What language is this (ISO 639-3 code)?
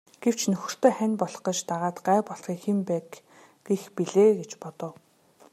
mon